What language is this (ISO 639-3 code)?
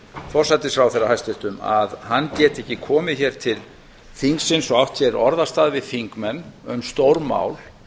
isl